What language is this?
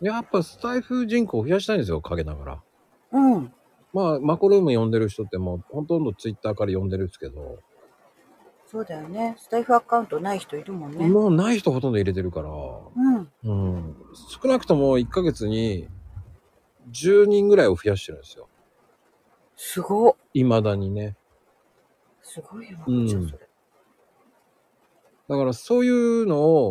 Japanese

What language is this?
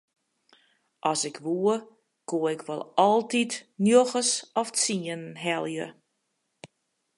Western Frisian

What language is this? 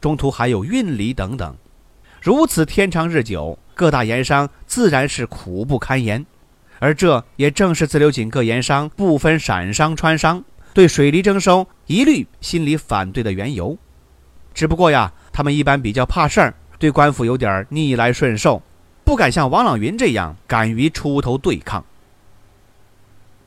Chinese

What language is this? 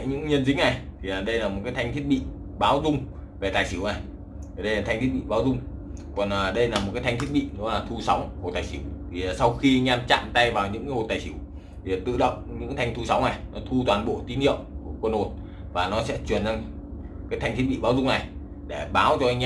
Vietnamese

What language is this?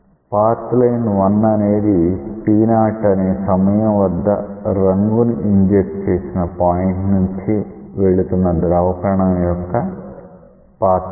Telugu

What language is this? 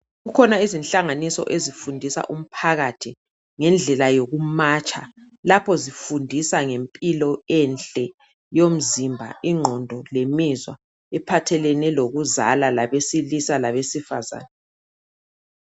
North Ndebele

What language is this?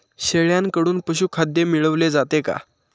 Marathi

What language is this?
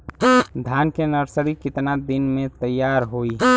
Bhojpuri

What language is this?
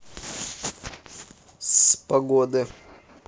Russian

